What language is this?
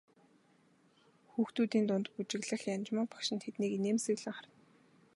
Mongolian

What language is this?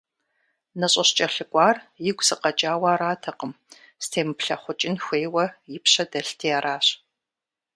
Kabardian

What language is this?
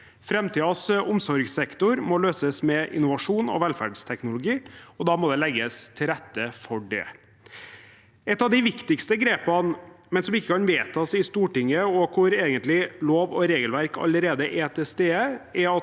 Norwegian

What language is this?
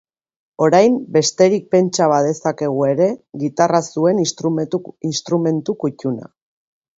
Basque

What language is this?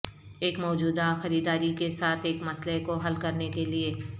Urdu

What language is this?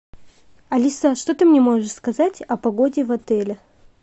Russian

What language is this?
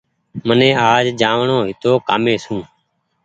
Goaria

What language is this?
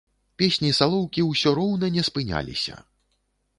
Belarusian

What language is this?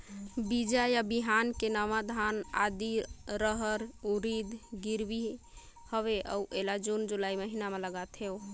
Chhattisgarhi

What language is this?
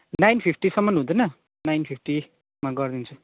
Nepali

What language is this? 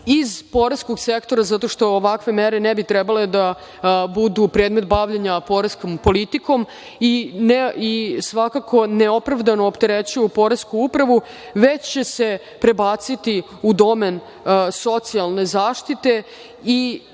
Serbian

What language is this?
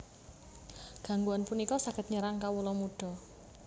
Javanese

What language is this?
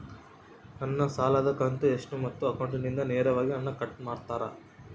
Kannada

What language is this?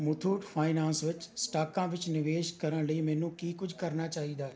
Punjabi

